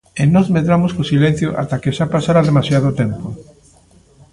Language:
Galician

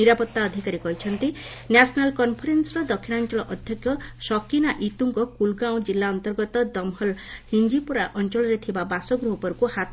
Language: Odia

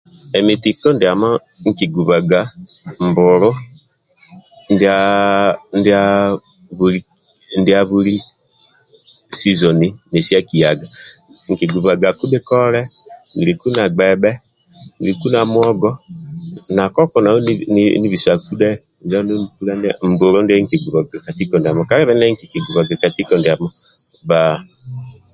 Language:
Amba (Uganda)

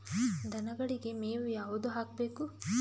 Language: Kannada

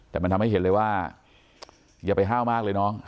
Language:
Thai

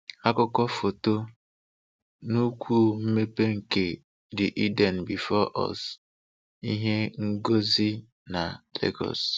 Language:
Igbo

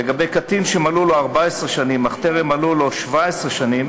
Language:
Hebrew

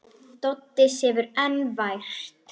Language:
Icelandic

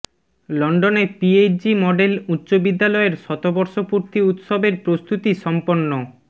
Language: Bangla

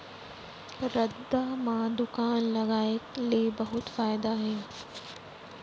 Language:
Chhattisgarhi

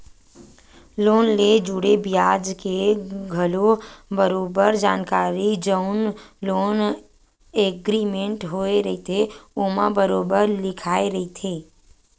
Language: Chhattisgarhi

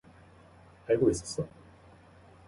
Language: Korean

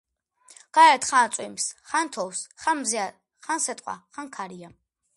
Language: Georgian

